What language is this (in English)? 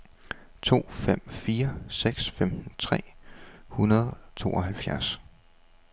Danish